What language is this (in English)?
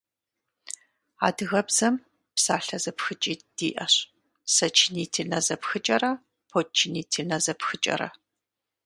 Kabardian